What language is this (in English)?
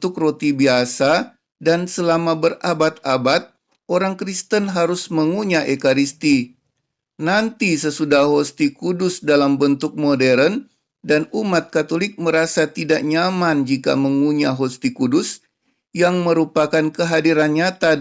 Indonesian